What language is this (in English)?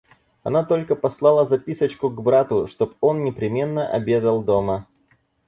Russian